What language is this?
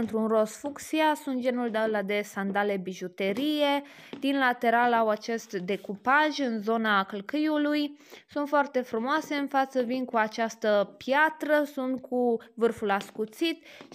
Romanian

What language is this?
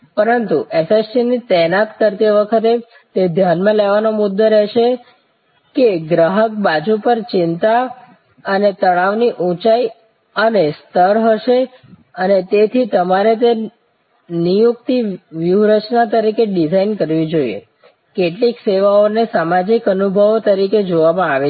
Gujarati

